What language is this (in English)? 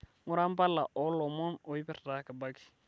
Masai